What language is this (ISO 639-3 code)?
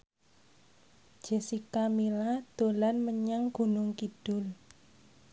jav